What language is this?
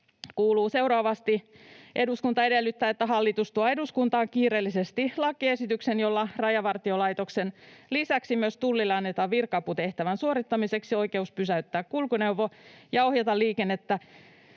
Finnish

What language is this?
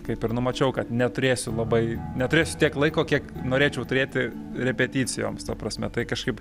Lithuanian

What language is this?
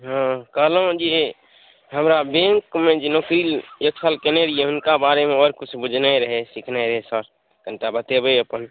Maithili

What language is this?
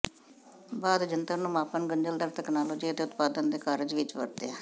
Punjabi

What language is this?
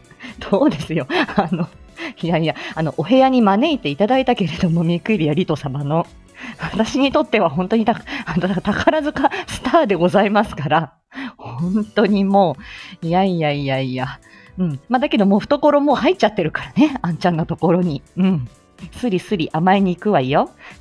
Japanese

